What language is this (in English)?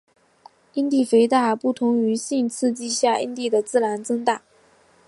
Chinese